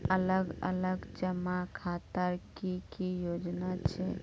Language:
Magahi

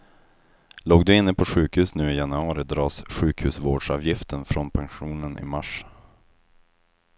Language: Swedish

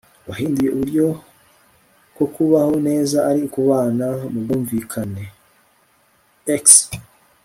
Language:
Kinyarwanda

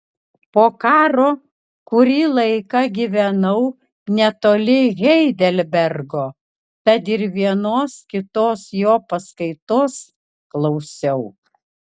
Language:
Lithuanian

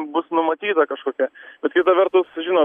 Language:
Lithuanian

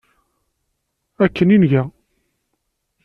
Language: Kabyle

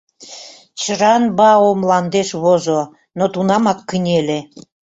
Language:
Mari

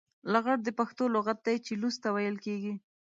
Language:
Pashto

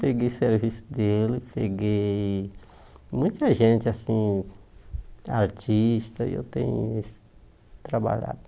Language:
Portuguese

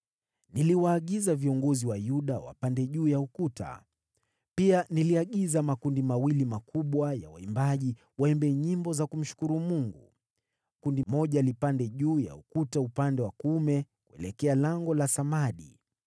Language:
Swahili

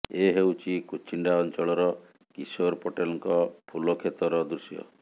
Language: Odia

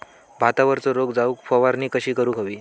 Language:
Marathi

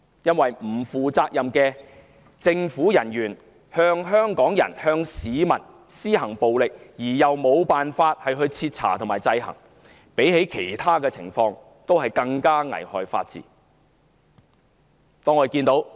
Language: Cantonese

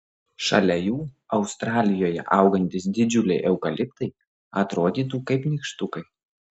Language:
Lithuanian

